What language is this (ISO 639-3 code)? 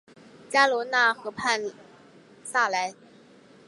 zho